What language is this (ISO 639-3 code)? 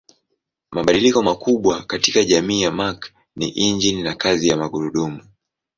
swa